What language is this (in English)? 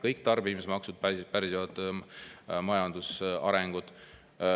Estonian